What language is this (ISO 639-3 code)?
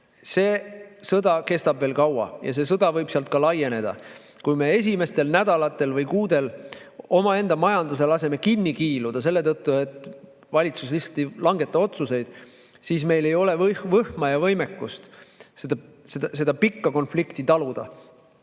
est